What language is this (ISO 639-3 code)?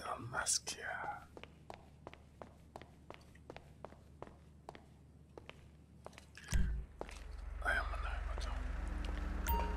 tur